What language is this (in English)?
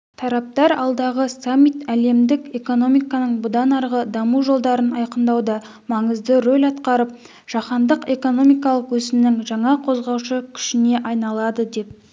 Kazakh